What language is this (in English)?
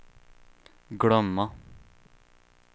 Swedish